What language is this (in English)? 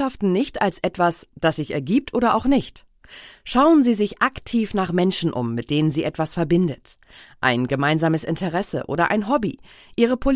German